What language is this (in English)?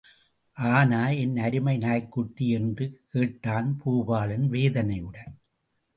Tamil